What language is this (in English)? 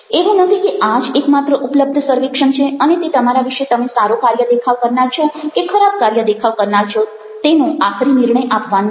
Gujarati